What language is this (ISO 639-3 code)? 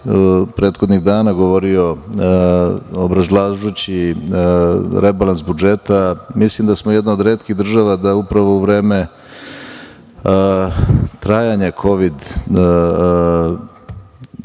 srp